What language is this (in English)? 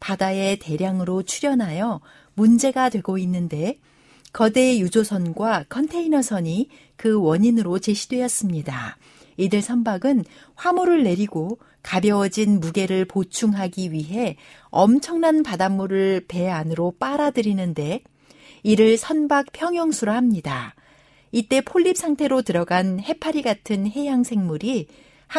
Korean